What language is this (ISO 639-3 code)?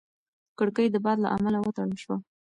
pus